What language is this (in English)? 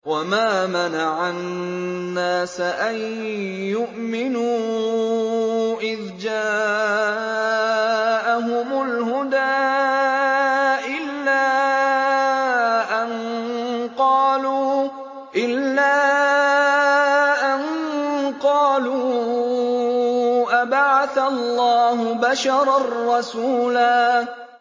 Arabic